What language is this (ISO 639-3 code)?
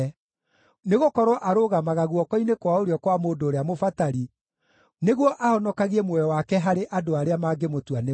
kik